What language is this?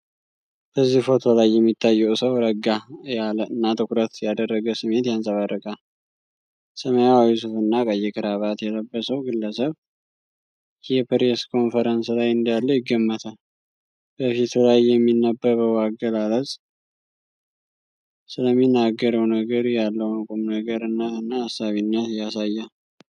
Amharic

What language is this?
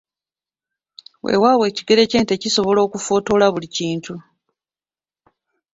Ganda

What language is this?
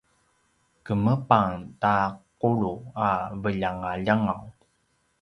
Paiwan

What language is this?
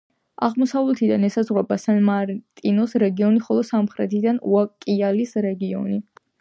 Georgian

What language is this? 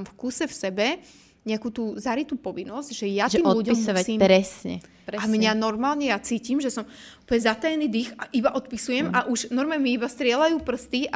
Slovak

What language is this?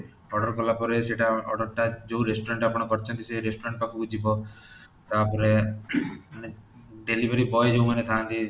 Odia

